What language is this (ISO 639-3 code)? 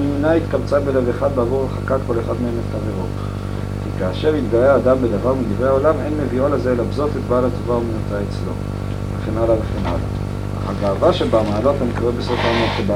heb